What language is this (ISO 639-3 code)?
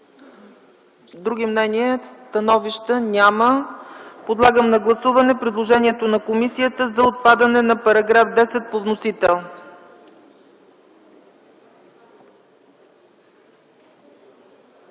bul